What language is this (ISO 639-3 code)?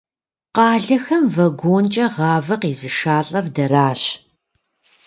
kbd